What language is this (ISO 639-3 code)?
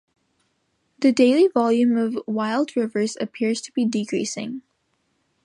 eng